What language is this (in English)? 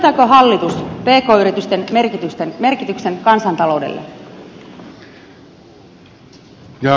Finnish